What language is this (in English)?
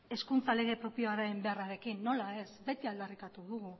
Basque